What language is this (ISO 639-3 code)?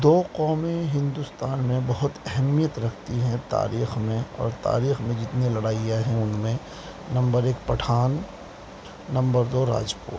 urd